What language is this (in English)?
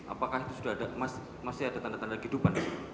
Indonesian